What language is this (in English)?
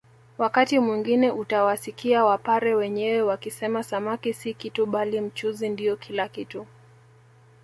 Swahili